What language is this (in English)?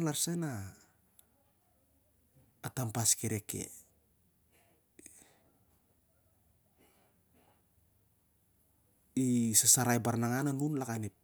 Siar-Lak